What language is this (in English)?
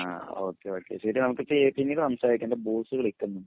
Malayalam